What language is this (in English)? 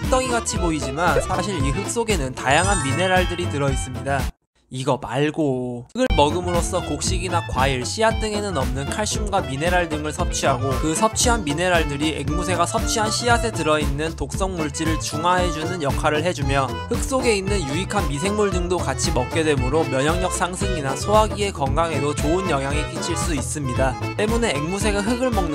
Korean